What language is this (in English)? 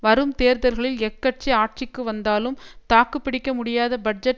Tamil